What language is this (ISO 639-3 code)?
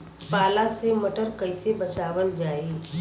bho